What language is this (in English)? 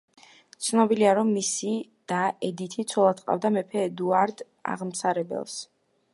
Georgian